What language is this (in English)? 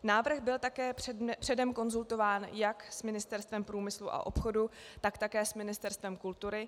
Czech